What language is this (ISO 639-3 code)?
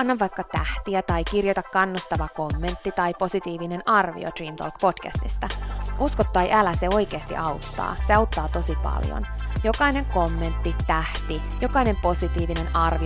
fin